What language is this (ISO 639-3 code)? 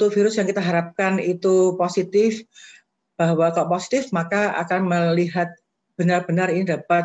ind